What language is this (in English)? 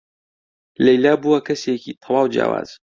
Central Kurdish